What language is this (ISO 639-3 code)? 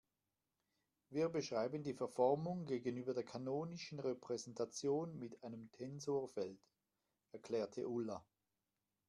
deu